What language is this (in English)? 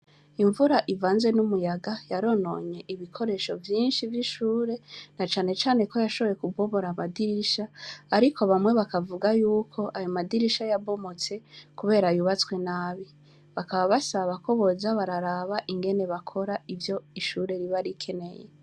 Rundi